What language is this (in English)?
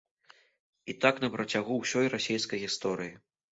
Belarusian